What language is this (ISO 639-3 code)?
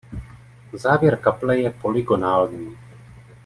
ces